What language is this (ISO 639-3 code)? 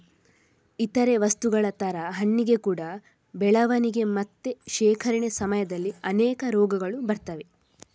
kan